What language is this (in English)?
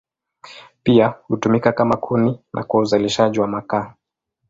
Swahili